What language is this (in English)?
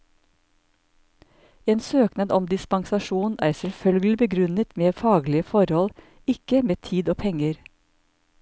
Norwegian